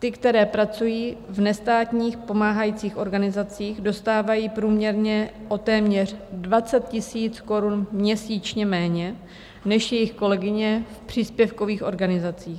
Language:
Czech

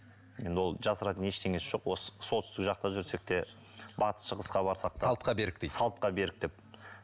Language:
Kazakh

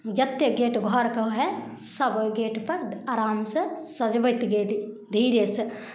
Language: Maithili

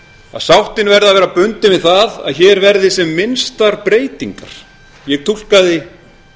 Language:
Icelandic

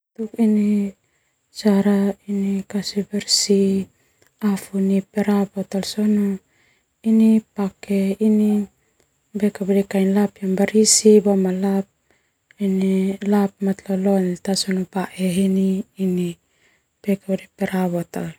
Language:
Termanu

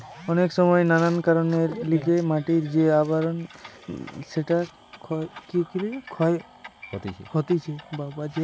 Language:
Bangla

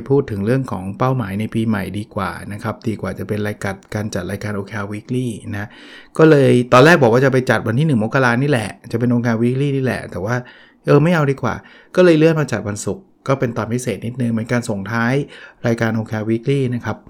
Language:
Thai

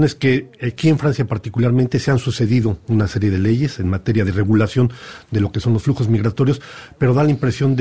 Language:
Spanish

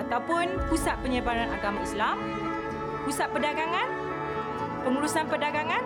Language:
Malay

